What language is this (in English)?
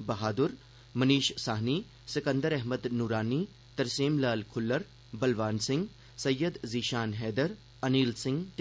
Dogri